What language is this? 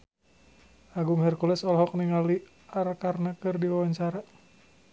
Sundanese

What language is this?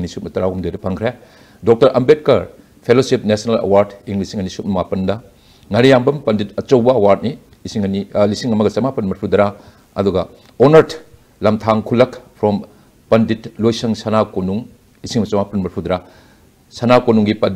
Korean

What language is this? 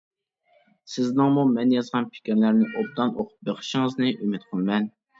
Uyghur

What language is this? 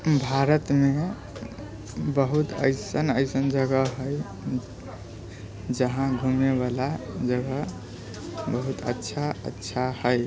Maithili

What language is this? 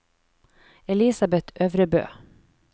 Norwegian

